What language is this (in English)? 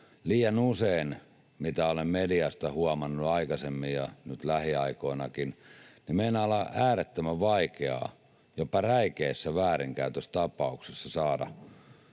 Finnish